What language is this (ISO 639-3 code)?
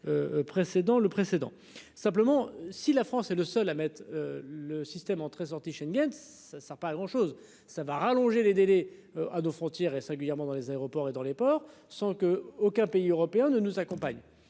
fra